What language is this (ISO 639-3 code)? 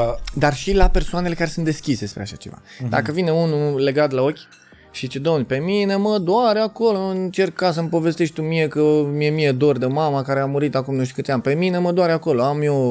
ron